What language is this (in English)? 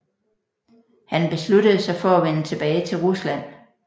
Danish